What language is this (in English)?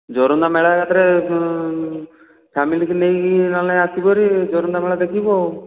Odia